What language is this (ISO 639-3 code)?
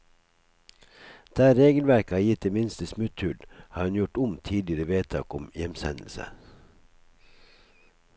nor